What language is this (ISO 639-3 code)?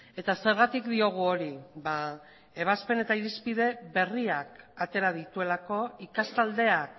eus